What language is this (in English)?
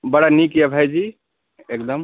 Maithili